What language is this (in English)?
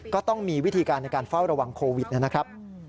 Thai